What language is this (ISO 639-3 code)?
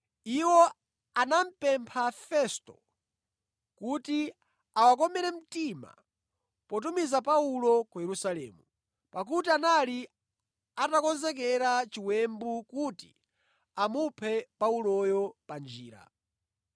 nya